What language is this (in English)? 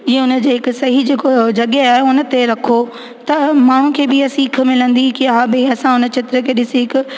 Sindhi